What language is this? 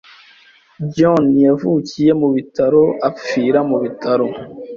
Kinyarwanda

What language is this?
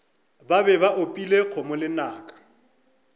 Northern Sotho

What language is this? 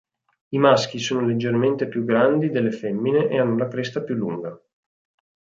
Italian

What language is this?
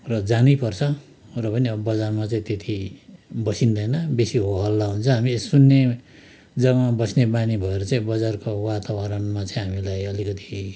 Nepali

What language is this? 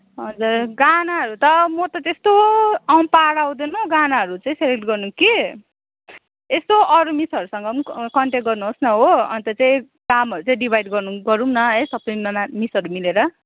Nepali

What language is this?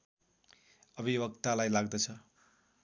Nepali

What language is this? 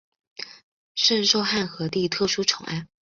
Chinese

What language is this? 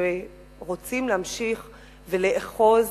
Hebrew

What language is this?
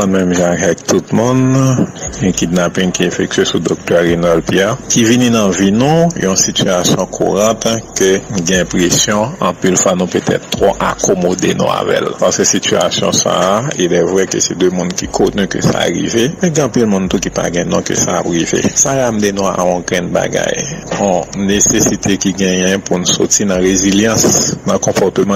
French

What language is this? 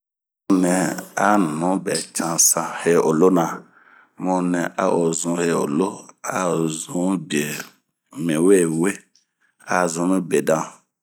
Bomu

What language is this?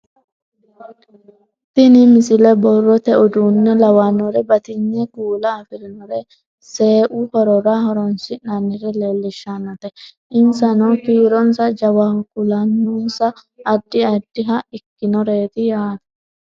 Sidamo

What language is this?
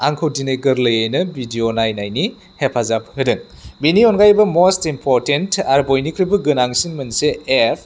Bodo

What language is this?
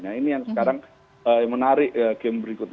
Indonesian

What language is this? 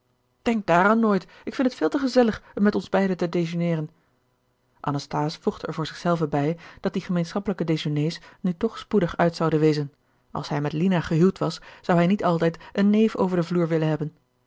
Dutch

